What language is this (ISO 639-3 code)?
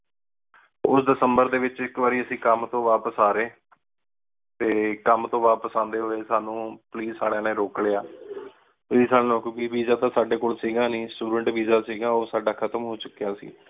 pan